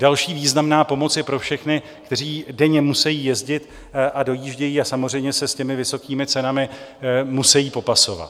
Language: Czech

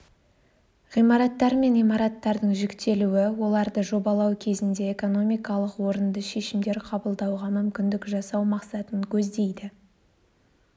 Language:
Kazakh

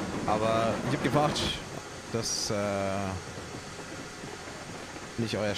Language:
German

